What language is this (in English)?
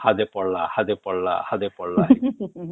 Odia